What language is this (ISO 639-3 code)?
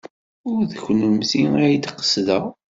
kab